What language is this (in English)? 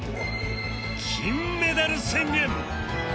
Japanese